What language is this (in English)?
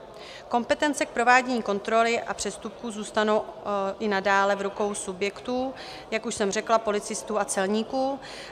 Czech